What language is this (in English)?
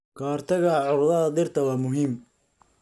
Somali